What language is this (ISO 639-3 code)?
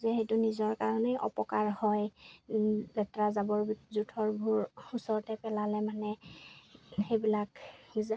asm